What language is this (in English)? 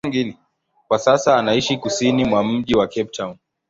Swahili